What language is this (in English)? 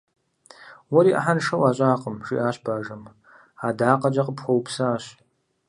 Kabardian